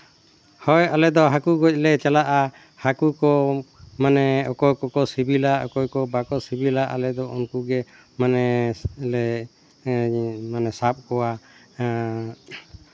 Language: Santali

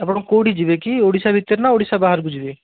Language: Odia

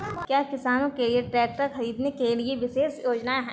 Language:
Hindi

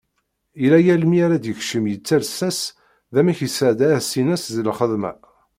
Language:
Kabyle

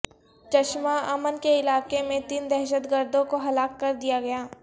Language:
Urdu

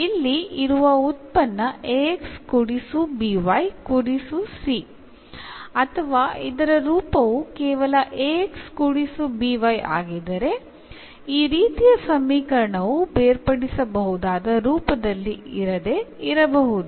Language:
Kannada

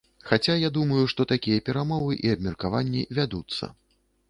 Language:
Belarusian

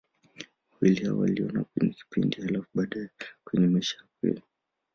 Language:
Swahili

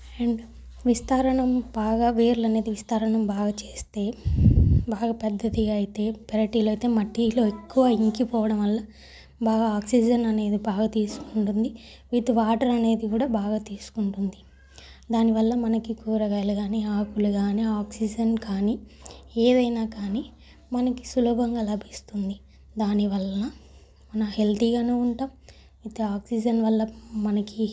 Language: Telugu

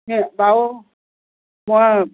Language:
Assamese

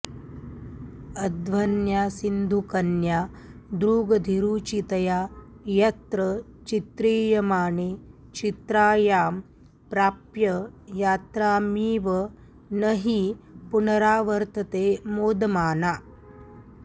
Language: Sanskrit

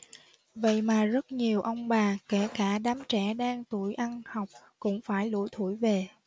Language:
Vietnamese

